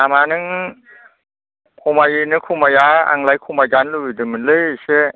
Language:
Bodo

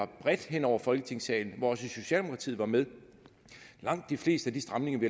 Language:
Danish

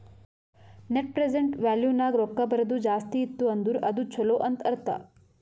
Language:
Kannada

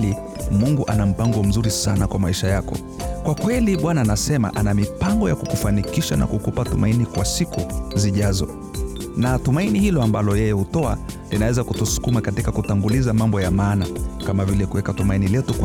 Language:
Swahili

